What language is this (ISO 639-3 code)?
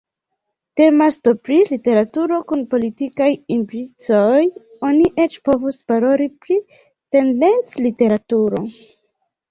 epo